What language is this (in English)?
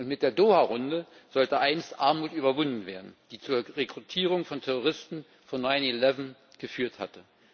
German